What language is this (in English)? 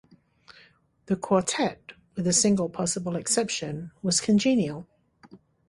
English